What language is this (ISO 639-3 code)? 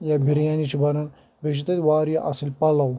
kas